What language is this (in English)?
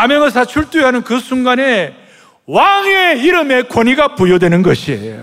Korean